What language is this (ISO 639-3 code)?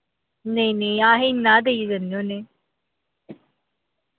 doi